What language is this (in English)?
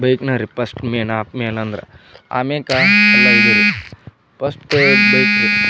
Kannada